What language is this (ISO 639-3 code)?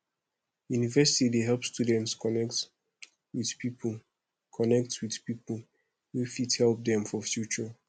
pcm